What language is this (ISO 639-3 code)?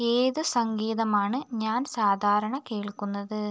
mal